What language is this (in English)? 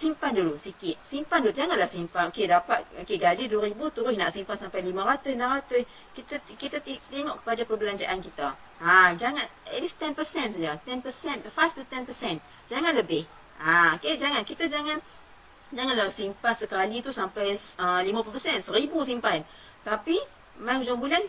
Malay